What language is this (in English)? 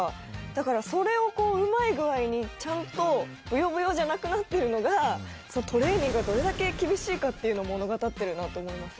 Japanese